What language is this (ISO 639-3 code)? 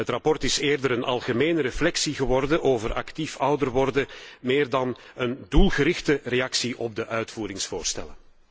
nld